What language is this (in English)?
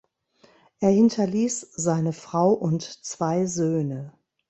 German